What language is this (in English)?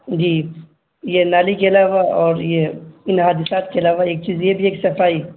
Urdu